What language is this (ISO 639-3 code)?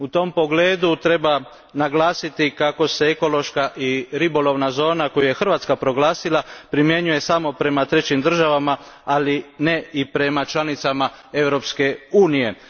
hrv